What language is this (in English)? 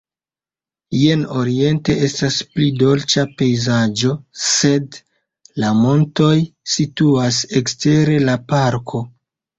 Esperanto